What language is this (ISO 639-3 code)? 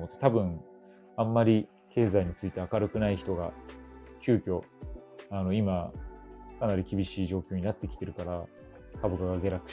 jpn